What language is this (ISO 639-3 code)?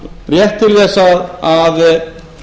isl